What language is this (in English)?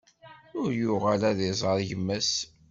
Kabyle